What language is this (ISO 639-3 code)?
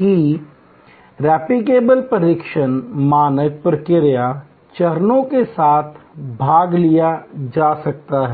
hin